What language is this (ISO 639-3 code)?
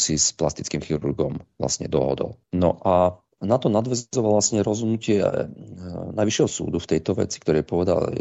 slk